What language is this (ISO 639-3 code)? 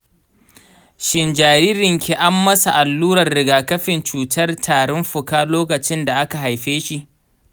hau